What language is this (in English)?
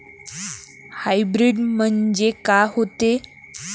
Marathi